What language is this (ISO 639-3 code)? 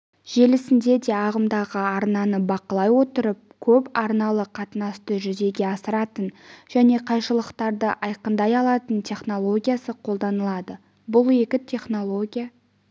kaz